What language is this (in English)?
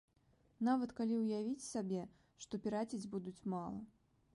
Belarusian